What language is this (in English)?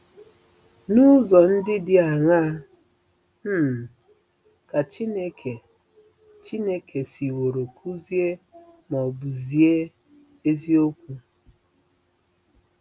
Igbo